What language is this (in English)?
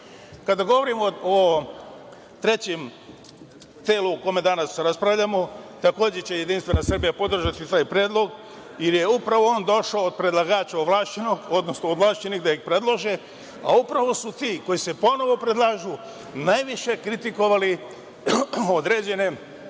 Serbian